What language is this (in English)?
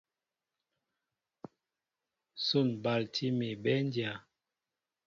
Mbo (Cameroon)